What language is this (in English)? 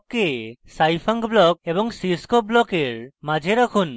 Bangla